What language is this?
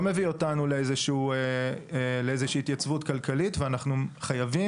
Hebrew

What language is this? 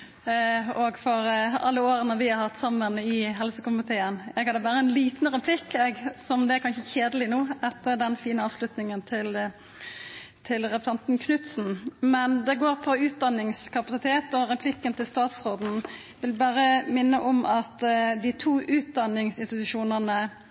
Norwegian Nynorsk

